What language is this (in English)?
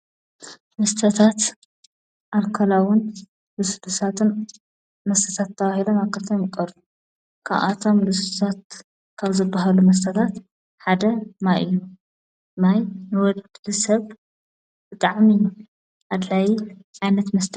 Tigrinya